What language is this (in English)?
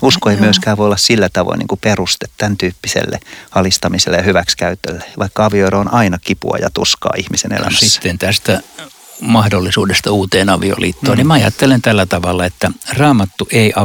Finnish